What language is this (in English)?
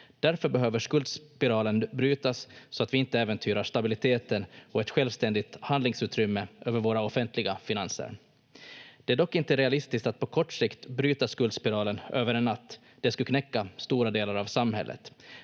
Finnish